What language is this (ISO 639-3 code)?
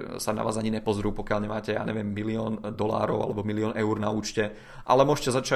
ces